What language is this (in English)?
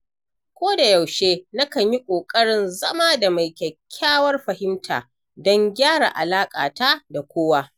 Hausa